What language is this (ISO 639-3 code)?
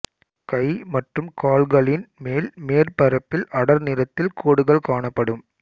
tam